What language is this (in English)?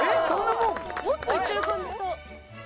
Japanese